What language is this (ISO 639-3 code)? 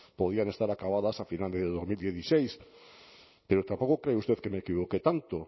spa